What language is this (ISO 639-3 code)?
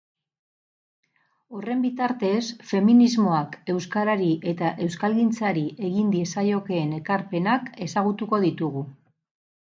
eus